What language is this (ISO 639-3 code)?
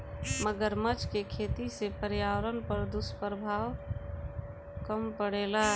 bho